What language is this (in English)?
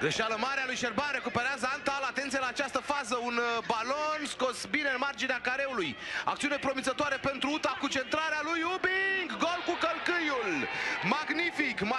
Romanian